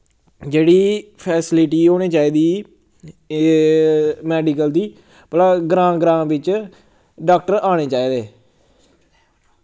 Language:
Dogri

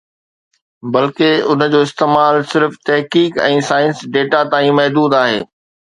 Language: Sindhi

